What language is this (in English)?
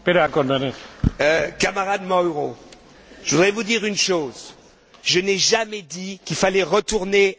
French